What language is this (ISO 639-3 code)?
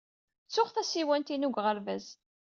kab